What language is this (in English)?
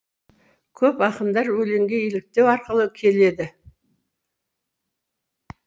Kazakh